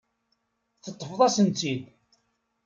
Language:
Kabyle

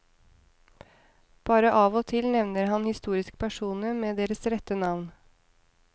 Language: Norwegian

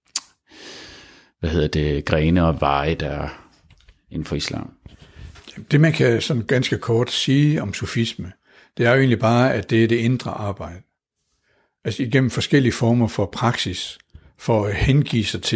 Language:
Danish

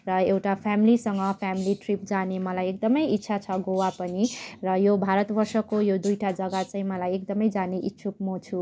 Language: Nepali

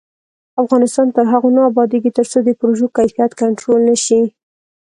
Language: Pashto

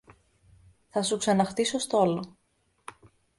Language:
Greek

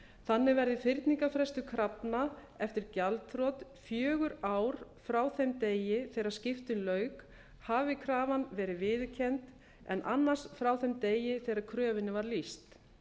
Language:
Icelandic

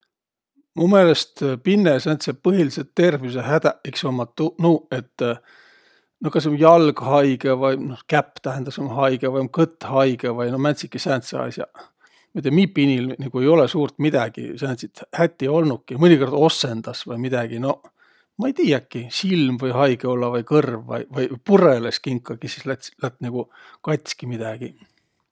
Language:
Võro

